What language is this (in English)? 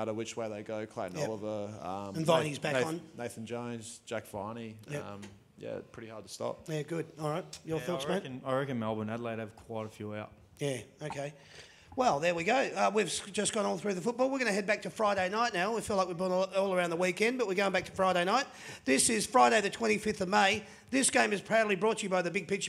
English